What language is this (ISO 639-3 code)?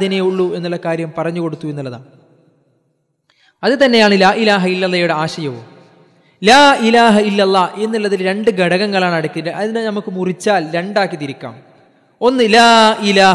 mal